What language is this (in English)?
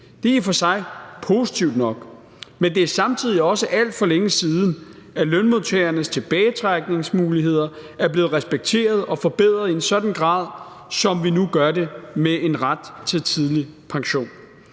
Danish